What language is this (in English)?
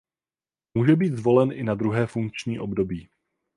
Czech